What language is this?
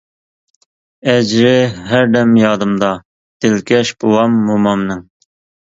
Uyghur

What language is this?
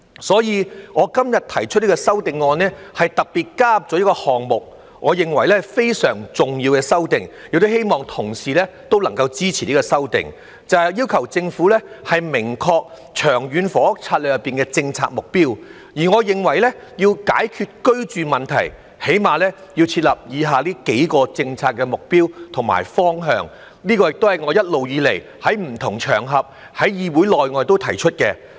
Cantonese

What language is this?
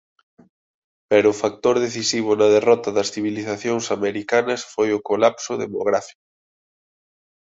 Galician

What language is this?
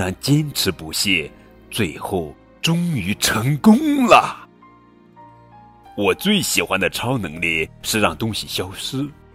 Chinese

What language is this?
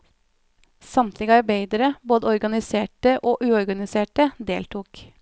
Norwegian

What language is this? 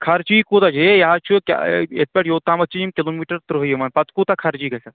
Kashmiri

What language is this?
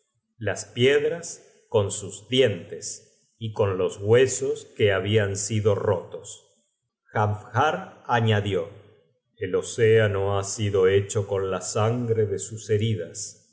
Spanish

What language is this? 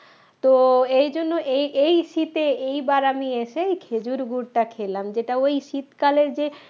Bangla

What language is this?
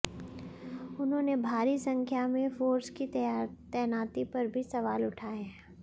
Hindi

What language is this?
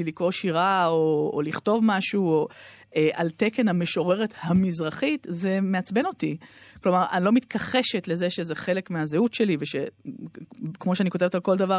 Hebrew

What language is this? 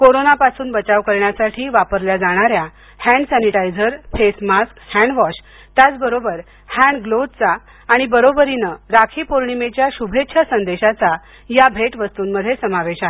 Marathi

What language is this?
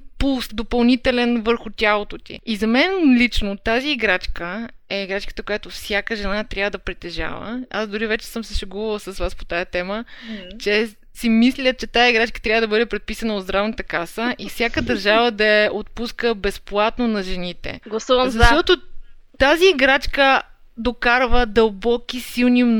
Bulgarian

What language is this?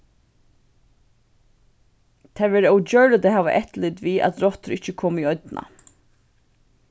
Faroese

